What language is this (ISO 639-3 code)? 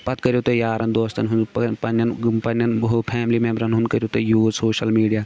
kas